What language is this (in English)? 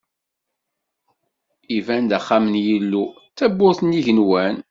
Kabyle